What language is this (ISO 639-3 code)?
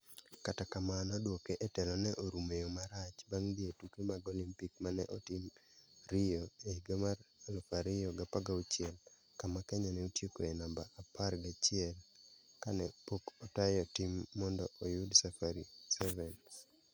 luo